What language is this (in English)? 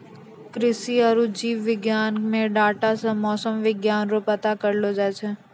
Maithili